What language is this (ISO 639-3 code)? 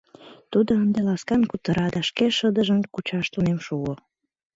chm